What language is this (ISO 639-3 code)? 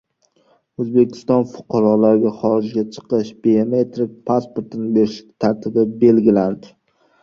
uzb